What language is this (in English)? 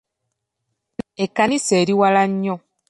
Ganda